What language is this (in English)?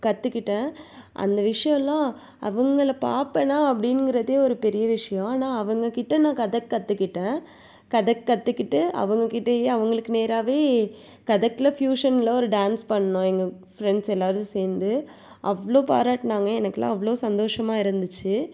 Tamil